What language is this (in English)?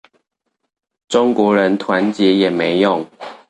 Chinese